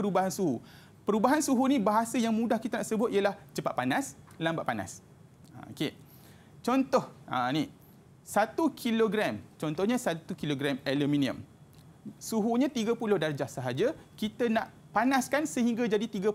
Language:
Malay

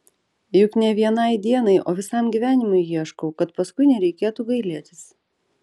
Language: Lithuanian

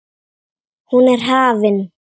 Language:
Icelandic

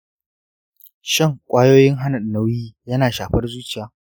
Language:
Hausa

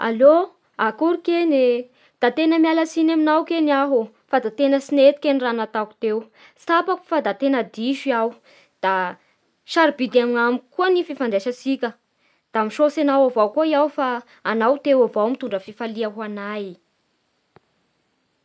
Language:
Bara Malagasy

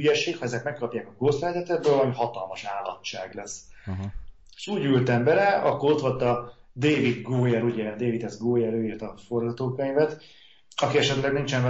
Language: Hungarian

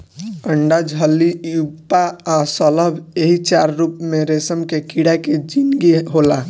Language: Bhojpuri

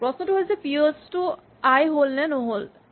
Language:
Assamese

